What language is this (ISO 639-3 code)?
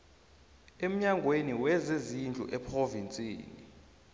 nbl